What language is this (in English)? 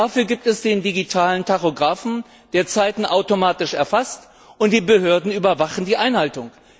German